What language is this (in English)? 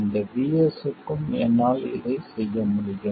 Tamil